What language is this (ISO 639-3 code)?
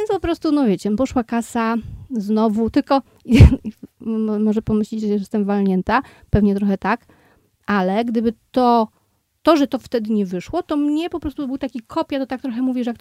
pol